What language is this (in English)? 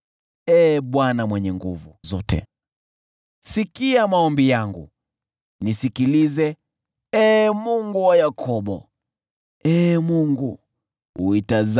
Swahili